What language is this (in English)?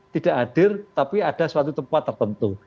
Indonesian